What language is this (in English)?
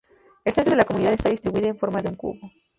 Spanish